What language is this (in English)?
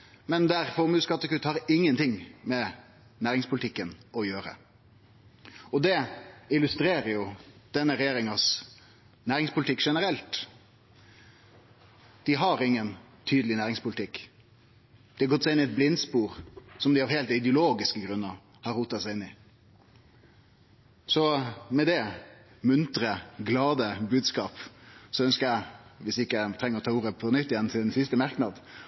Norwegian Nynorsk